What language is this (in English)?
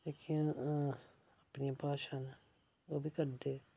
Dogri